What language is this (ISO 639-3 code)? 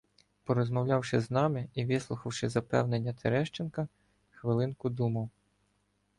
ukr